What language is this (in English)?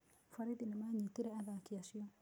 Kikuyu